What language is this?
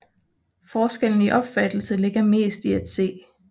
Danish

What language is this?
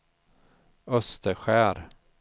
Swedish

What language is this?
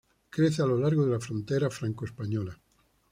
Spanish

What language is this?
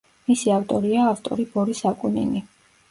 Georgian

